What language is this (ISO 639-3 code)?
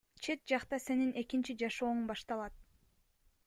kir